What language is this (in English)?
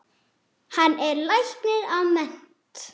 Icelandic